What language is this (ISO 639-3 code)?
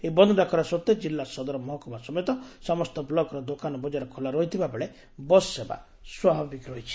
ori